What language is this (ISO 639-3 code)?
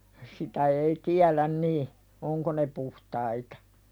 fin